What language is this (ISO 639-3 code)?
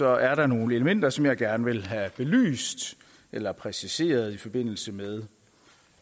dan